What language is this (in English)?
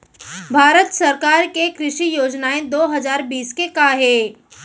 Chhattisgarhi